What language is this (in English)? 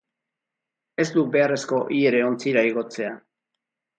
Basque